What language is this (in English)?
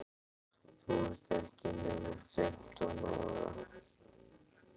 Icelandic